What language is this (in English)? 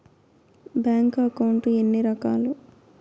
Telugu